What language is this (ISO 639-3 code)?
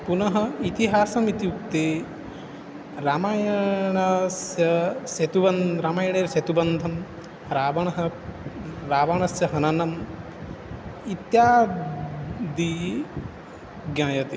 san